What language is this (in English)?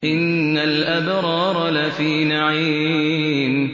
Arabic